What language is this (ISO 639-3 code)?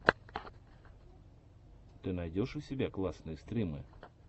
rus